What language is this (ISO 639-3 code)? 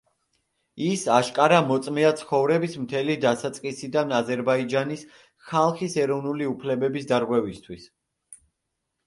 kat